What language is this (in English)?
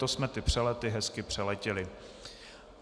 Czech